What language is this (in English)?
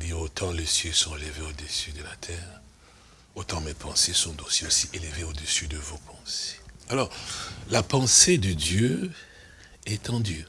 French